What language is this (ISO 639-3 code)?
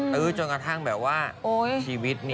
tha